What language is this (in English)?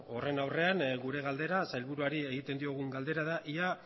Basque